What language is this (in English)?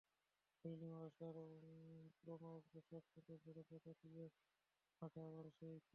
Bangla